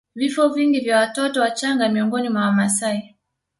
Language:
Swahili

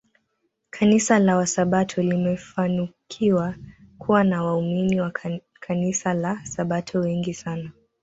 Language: Swahili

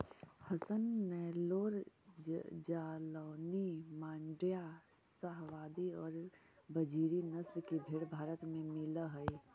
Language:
Magahi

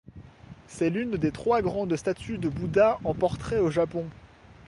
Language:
French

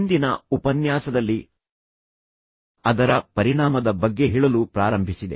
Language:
Kannada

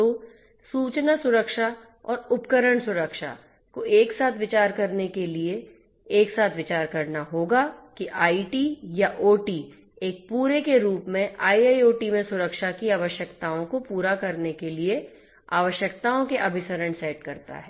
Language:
Hindi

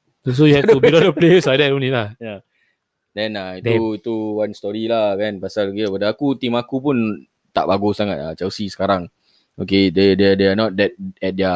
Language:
Malay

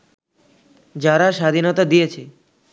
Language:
Bangla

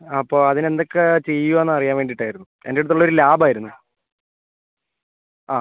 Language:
Malayalam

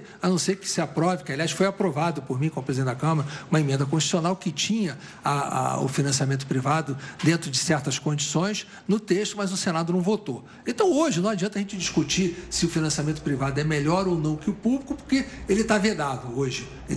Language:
Portuguese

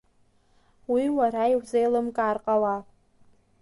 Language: Abkhazian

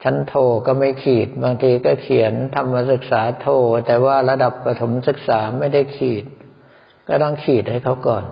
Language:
Thai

